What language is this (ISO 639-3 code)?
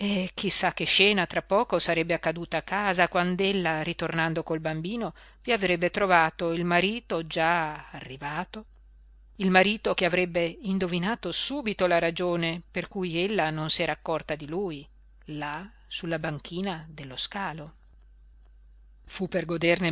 ita